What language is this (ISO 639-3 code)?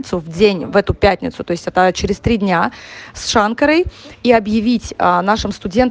rus